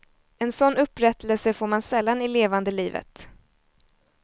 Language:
Swedish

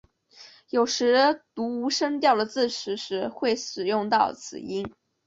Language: Chinese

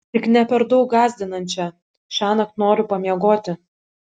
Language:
Lithuanian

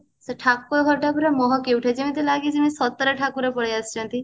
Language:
Odia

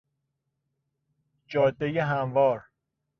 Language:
Persian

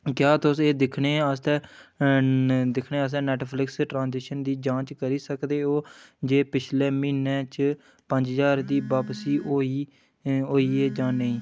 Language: Dogri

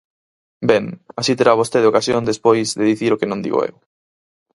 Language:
Galician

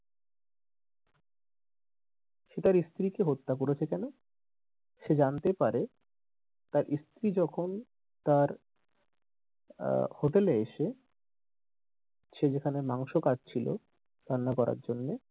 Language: Bangla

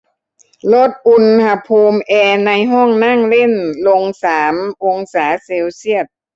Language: Thai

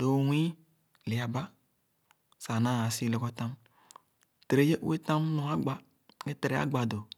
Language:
Khana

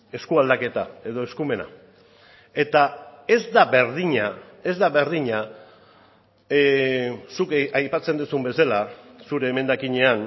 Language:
Basque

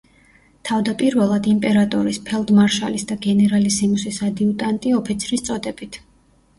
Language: Georgian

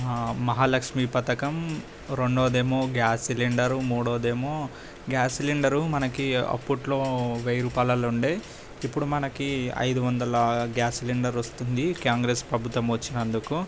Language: Telugu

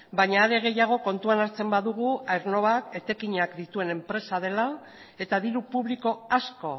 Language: Basque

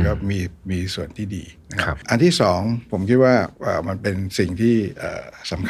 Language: Thai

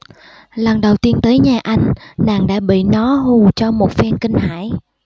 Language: Vietnamese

